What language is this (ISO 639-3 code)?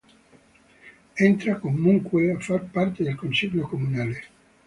ita